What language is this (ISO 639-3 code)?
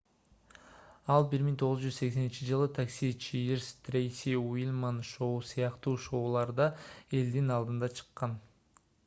kir